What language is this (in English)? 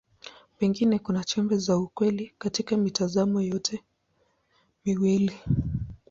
Swahili